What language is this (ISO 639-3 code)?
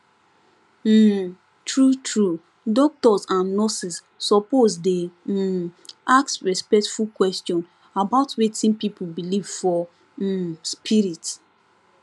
pcm